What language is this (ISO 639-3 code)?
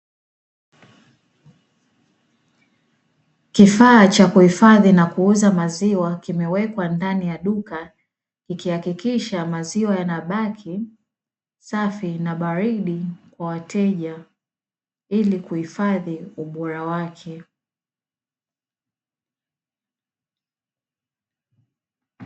swa